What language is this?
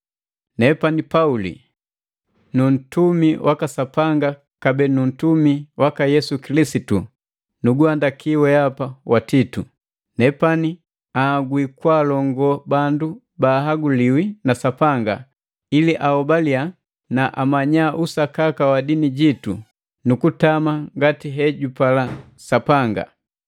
Matengo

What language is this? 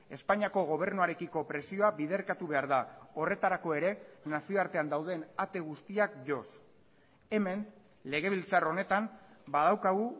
Basque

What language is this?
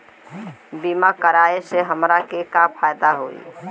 Bhojpuri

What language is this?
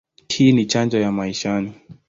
Swahili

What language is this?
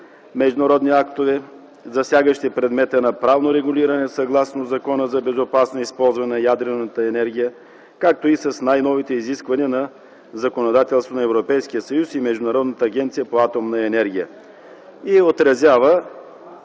Bulgarian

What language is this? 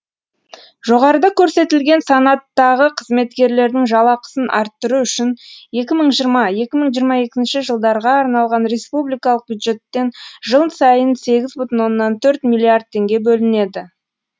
Kazakh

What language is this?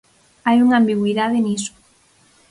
Galician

